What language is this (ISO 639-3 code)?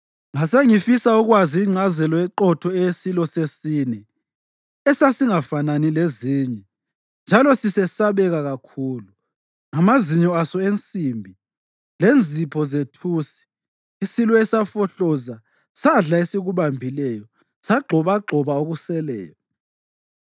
nde